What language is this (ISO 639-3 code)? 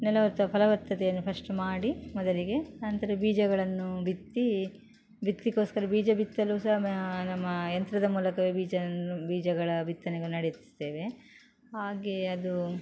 kan